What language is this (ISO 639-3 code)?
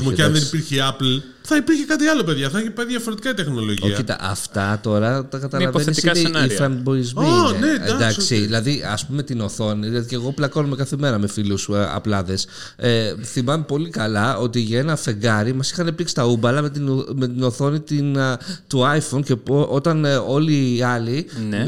ell